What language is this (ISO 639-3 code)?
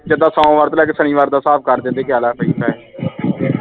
pan